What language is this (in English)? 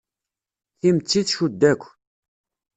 Kabyle